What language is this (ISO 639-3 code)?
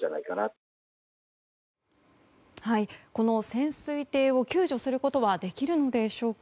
jpn